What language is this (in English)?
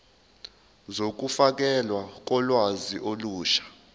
Zulu